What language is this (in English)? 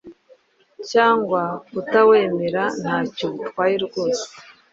Kinyarwanda